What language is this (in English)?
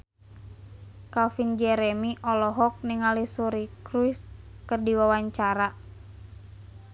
Sundanese